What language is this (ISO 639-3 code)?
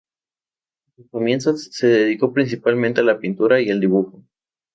spa